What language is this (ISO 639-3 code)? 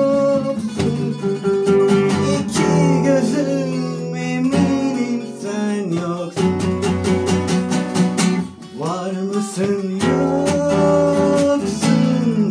tur